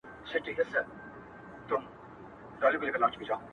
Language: Pashto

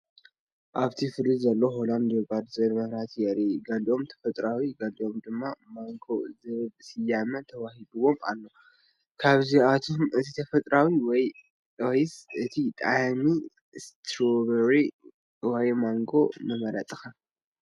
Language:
Tigrinya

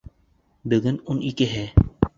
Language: Bashkir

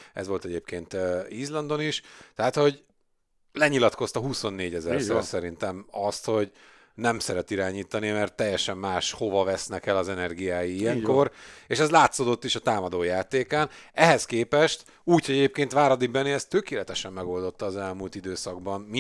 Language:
Hungarian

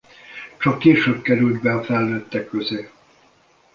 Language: Hungarian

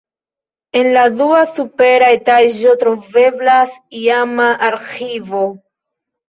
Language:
Esperanto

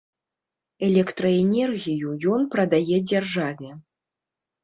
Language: Belarusian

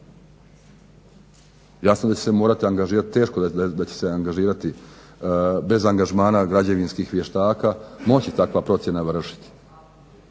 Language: Croatian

